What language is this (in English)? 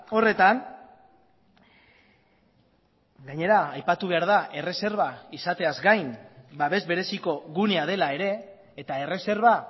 Basque